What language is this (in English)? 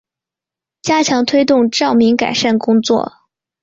Chinese